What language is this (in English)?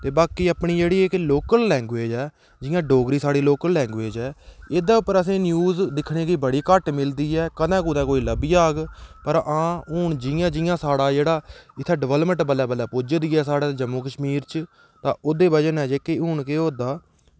Dogri